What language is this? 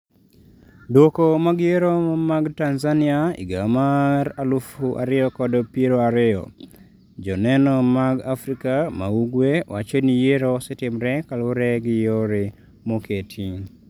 Luo (Kenya and Tanzania)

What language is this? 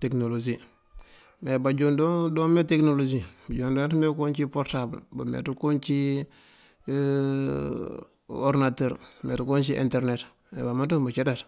Mandjak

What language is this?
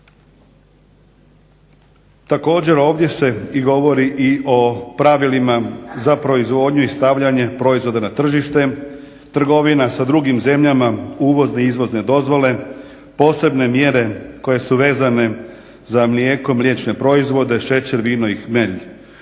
Croatian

